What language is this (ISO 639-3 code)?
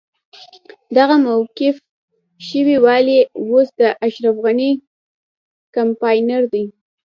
pus